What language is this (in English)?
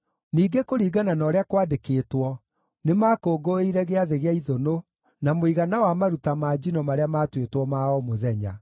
Kikuyu